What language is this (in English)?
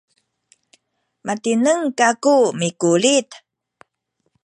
Sakizaya